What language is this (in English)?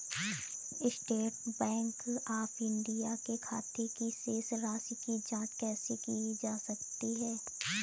Hindi